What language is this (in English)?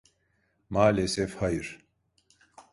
Turkish